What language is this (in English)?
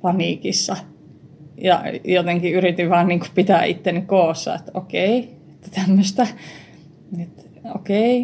Finnish